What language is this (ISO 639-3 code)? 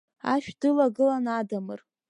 abk